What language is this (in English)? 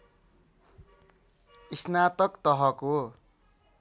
Nepali